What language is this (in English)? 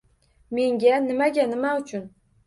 Uzbek